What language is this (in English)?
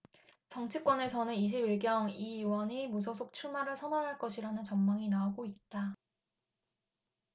Korean